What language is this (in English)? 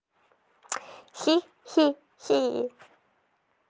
Russian